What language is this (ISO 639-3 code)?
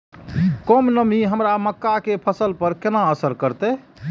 mai